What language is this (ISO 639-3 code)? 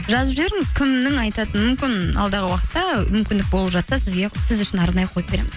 kaz